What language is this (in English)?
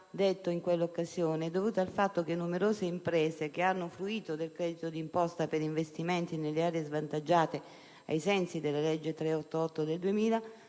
Italian